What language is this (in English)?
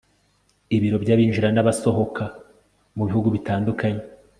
Kinyarwanda